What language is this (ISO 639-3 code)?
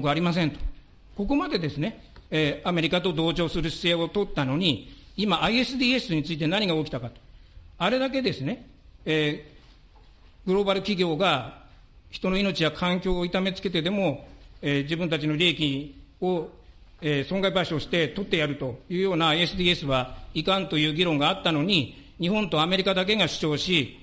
jpn